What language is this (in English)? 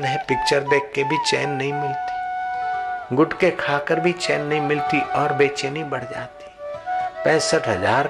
Hindi